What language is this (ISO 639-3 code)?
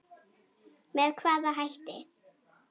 isl